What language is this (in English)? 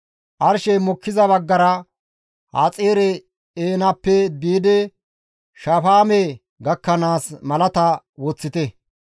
Gamo